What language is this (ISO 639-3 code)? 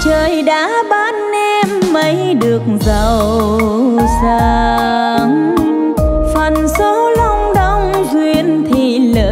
vie